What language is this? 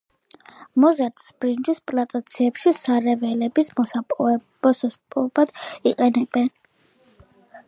Georgian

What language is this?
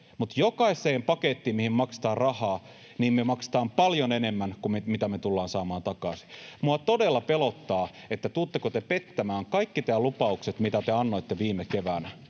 Finnish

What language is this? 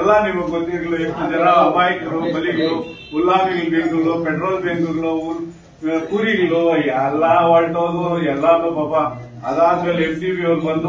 Arabic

